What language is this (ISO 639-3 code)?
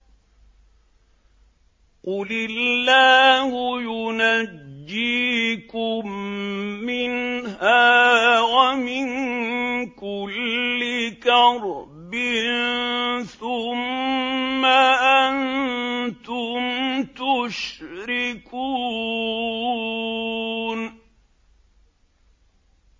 ara